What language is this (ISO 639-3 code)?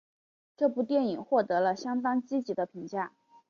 zho